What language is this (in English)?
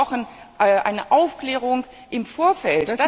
German